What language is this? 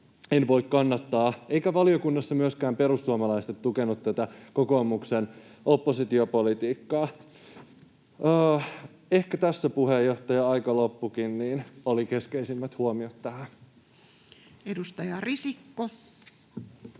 Finnish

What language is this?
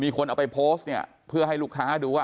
Thai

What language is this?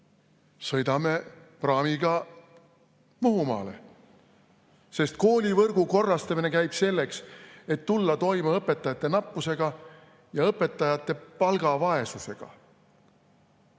Estonian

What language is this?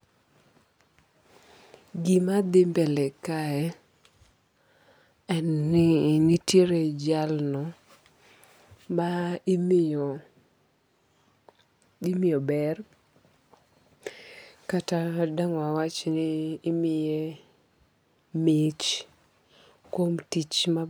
Luo (Kenya and Tanzania)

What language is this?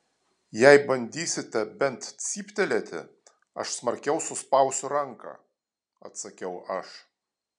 Lithuanian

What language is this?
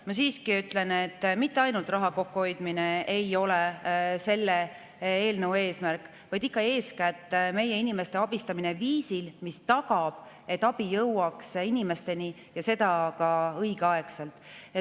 Estonian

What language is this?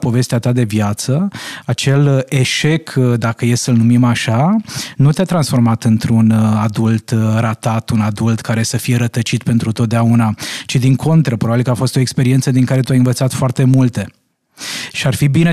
Romanian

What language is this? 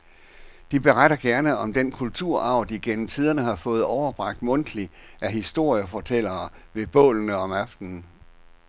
Danish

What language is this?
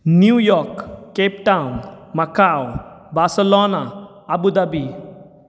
Konkani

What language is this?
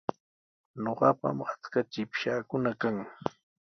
Sihuas Ancash Quechua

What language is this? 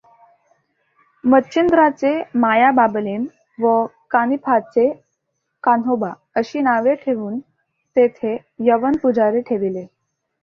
Marathi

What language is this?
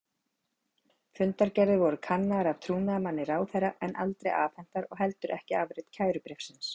Icelandic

